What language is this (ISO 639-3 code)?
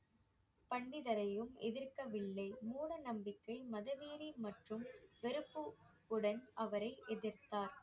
tam